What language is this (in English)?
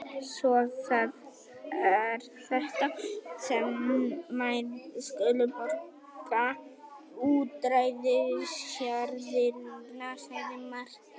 Icelandic